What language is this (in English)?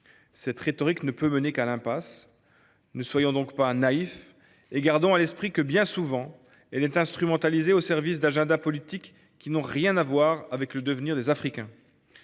French